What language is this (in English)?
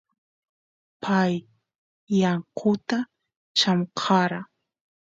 Santiago del Estero Quichua